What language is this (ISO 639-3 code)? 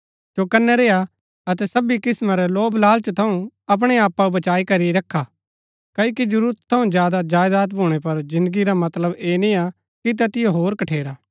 gbk